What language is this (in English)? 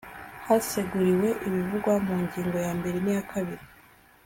Kinyarwanda